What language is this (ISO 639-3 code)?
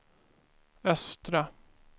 swe